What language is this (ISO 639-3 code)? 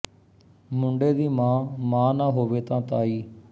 pan